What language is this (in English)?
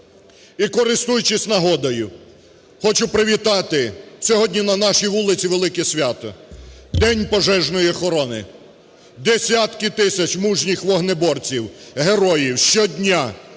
Ukrainian